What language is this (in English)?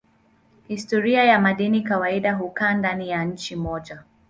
Swahili